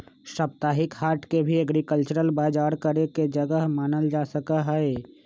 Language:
Magahi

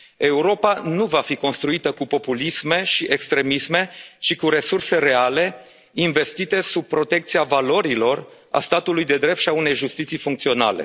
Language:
Romanian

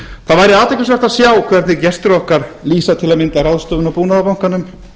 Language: Icelandic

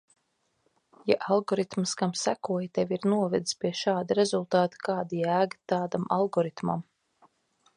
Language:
Latvian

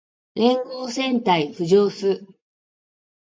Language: Japanese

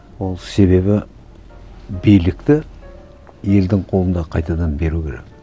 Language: Kazakh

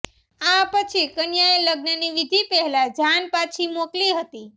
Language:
Gujarati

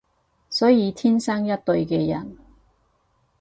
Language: Cantonese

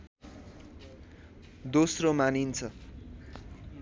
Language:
Nepali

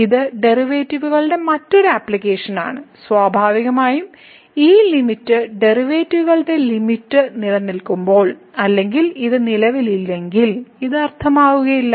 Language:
Malayalam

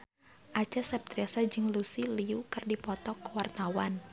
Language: Sundanese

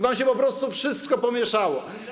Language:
Polish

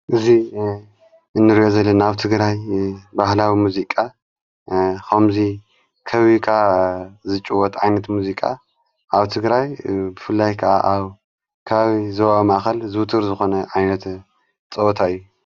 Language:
Tigrinya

